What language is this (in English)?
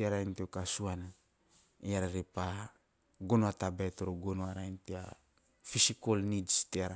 Teop